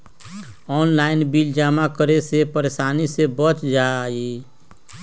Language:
Magahi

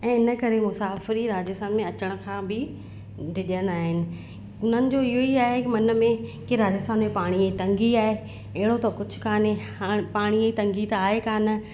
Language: Sindhi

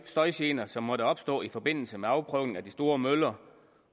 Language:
Danish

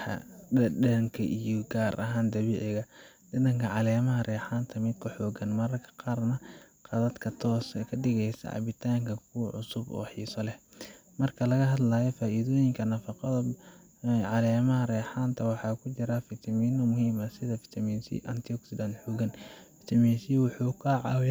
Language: Somali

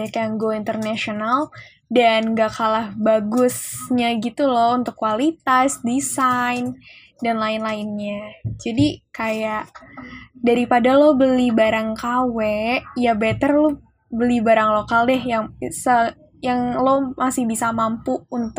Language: Indonesian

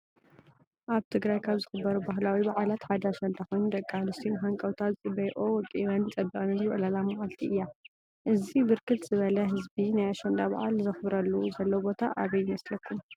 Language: Tigrinya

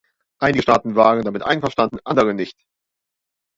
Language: German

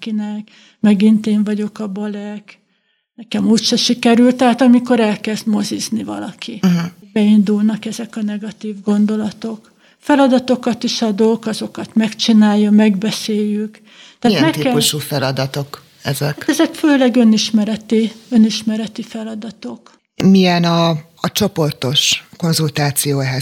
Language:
Hungarian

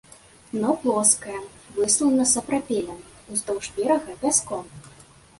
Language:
Belarusian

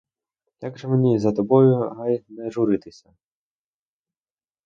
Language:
Ukrainian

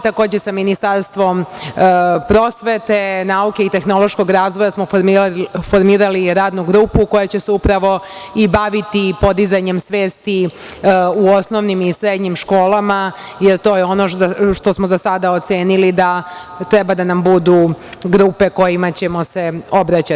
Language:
Serbian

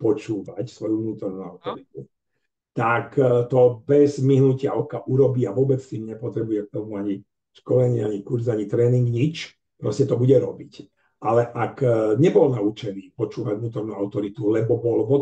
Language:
Slovak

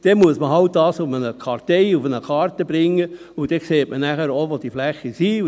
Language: Swiss German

